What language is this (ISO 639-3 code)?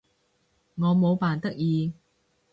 yue